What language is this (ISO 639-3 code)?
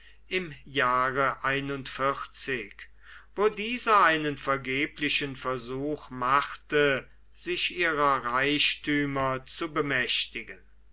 deu